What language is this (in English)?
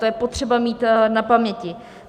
Czech